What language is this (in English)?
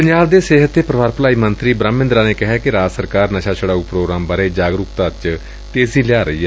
Punjabi